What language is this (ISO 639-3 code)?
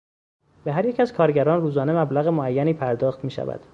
fas